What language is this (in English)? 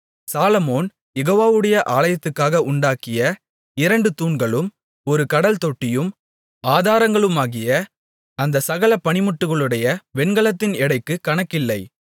Tamil